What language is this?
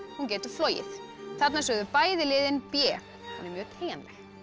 Icelandic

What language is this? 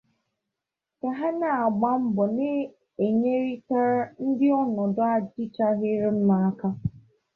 Igbo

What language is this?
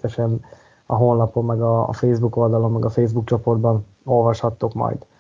Hungarian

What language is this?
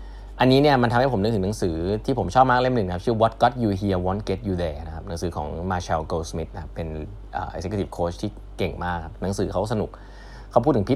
Thai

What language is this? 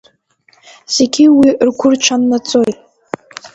Abkhazian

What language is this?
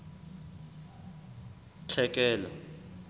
Southern Sotho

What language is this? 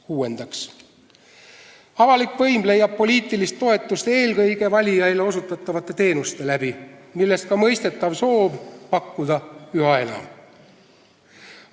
Estonian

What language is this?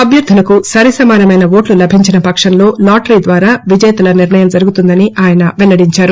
Telugu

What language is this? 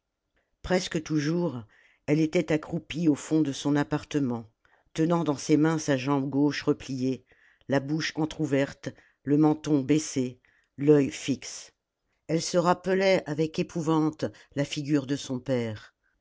French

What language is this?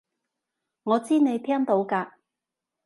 Cantonese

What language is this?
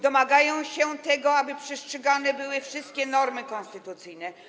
Polish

